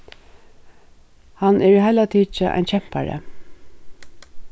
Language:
Faroese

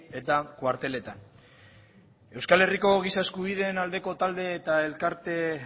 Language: Basque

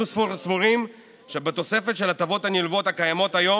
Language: Hebrew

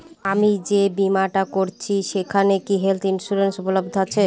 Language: Bangla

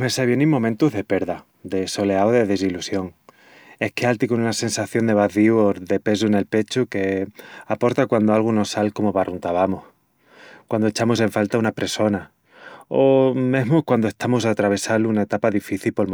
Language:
Extremaduran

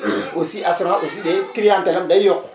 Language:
Wolof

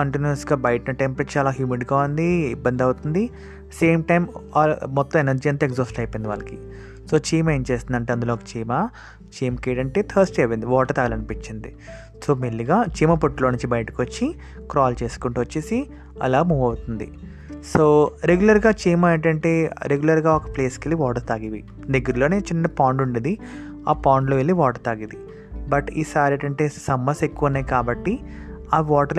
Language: Telugu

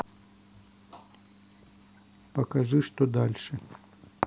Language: Russian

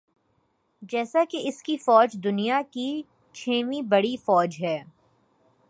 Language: Urdu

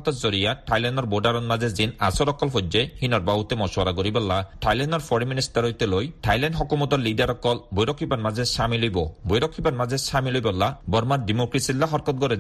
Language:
Bangla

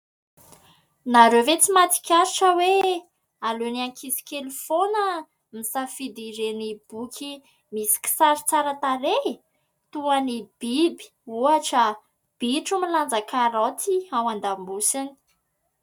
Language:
Malagasy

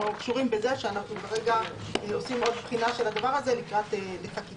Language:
Hebrew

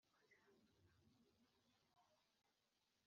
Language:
Kinyarwanda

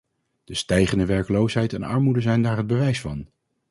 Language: Dutch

